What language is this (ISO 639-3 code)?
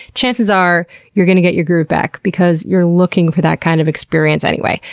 eng